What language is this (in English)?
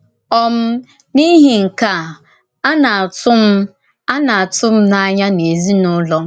Igbo